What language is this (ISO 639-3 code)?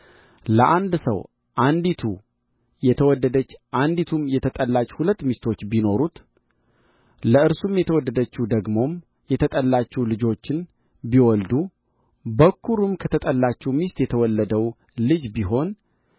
amh